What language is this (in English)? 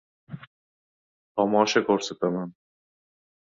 Uzbek